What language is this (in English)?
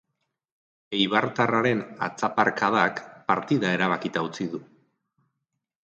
Basque